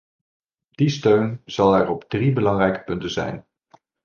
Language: Dutch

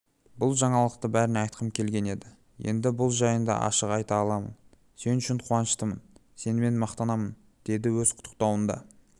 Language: Kazakh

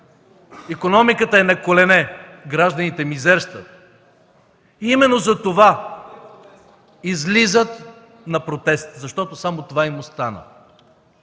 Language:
Bulgarian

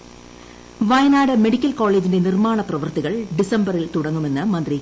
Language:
Malayalam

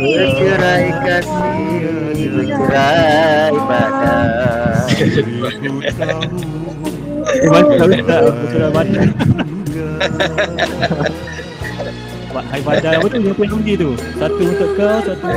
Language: Malay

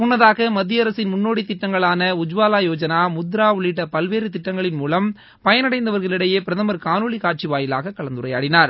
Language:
Tamil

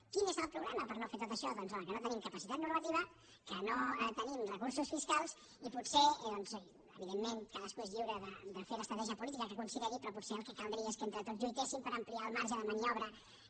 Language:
Catalan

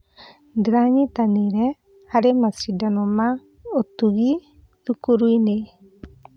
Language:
Kikuyu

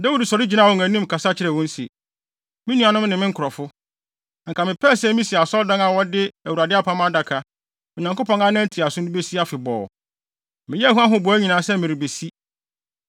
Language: Akan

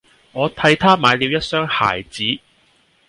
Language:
Cantonese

